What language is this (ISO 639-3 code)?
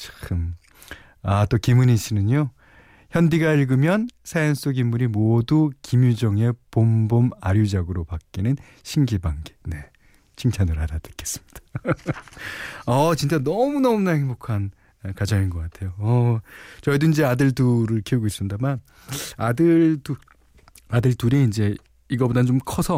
kor